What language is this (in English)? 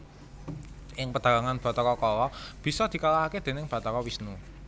Javanese